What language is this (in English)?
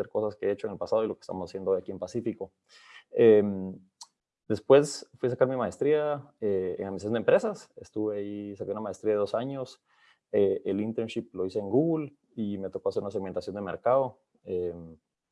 Spanish